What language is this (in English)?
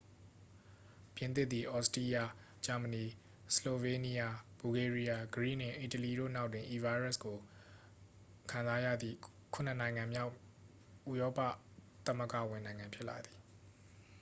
Burmese